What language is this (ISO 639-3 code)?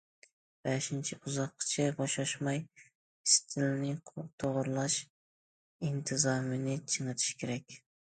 uig